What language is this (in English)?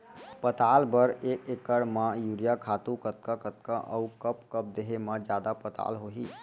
Chhattisgarhi